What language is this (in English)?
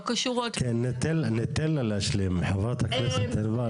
Hebrew